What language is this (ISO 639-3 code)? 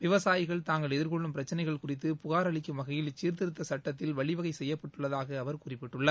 tam